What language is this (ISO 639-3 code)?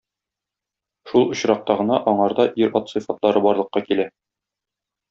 tat